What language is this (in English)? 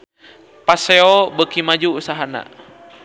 Sundanese